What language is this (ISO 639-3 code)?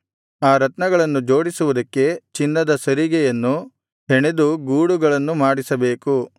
kan